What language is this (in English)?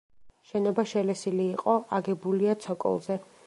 Georgian